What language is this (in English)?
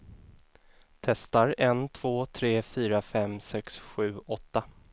Swedish